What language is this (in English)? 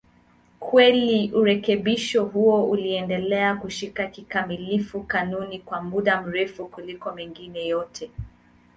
Swahili